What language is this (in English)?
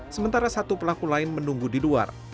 Indonesian